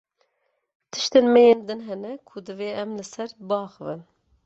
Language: Kurdish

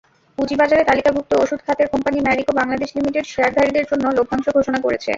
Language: Bangla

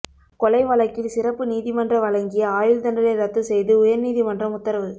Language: Tamil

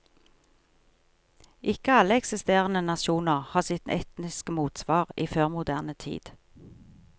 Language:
Norwegian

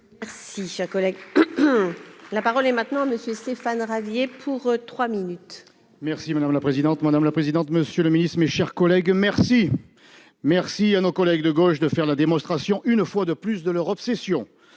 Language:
French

